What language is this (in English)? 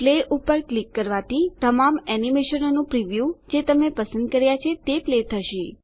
Gujarati